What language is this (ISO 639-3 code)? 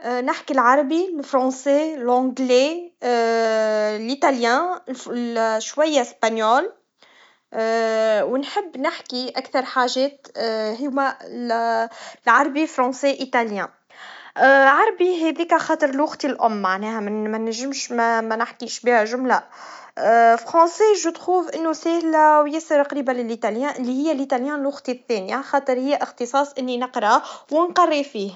aeb